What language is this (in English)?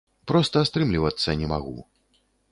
Belarusian